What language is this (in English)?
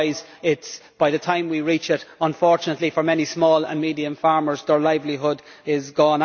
English